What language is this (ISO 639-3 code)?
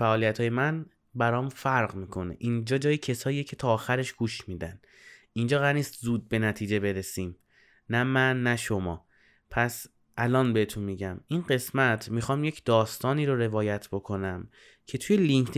fas